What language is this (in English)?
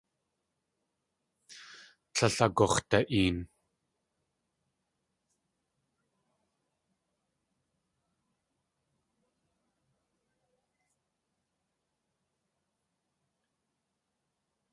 Tlingit